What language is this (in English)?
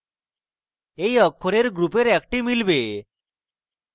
Bangla